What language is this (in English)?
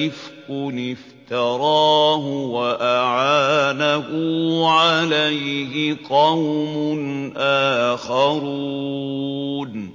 Arabic